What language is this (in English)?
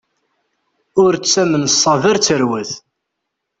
Kabyle